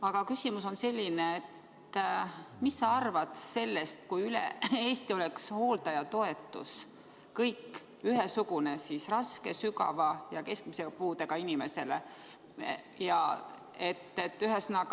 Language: Estonian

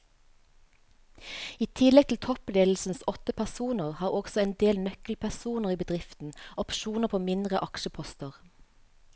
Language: Norwegian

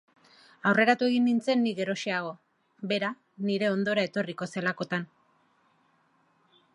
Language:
Basque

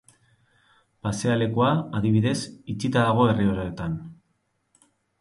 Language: Basque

